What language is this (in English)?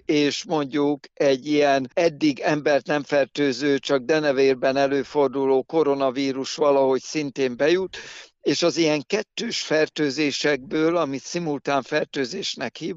Hungarian